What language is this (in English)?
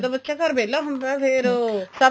Punjabi